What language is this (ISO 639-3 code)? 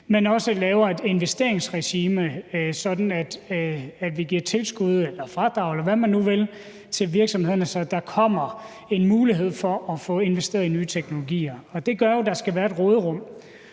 dan